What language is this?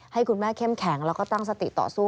Thai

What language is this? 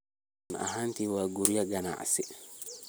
Somali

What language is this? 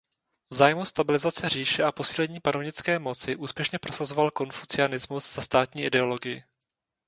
Czech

